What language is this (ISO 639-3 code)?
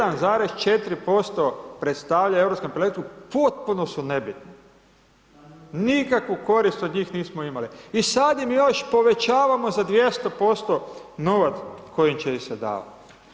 hrv